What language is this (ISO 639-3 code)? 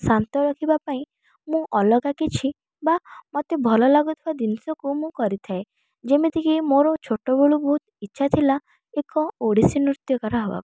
ori